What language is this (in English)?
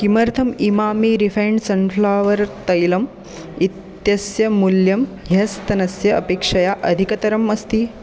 Sanskrit